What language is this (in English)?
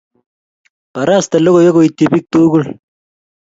Kalenjin